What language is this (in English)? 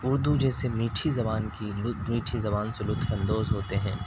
Urdu